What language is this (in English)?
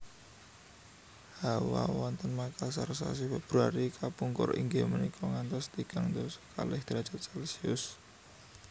Javanese